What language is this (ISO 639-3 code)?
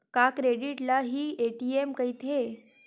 hne